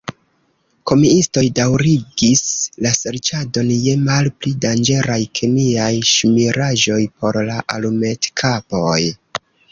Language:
Esperanto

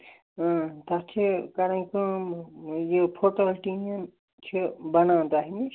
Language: Kashmiri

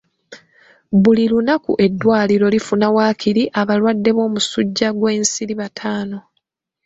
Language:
Ganda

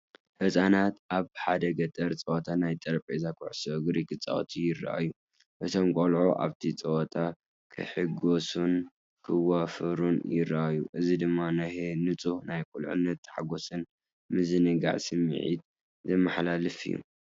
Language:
Tigrinya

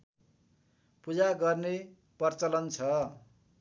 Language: Nepali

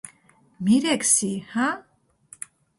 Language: Mingrelian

